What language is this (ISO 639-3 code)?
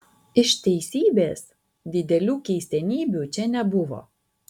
lit